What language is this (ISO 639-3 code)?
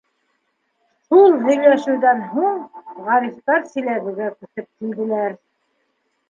bak